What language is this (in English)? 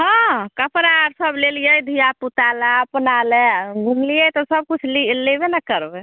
Maithili